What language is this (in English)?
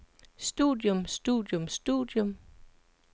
Danish